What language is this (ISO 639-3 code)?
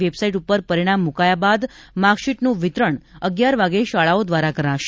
guj